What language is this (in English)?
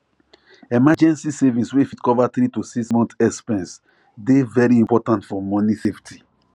Nigerian Pidgin